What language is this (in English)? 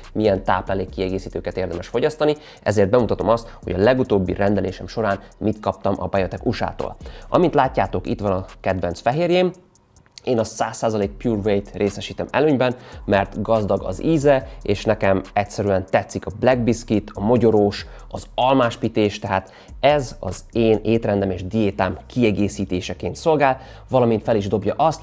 Hungarian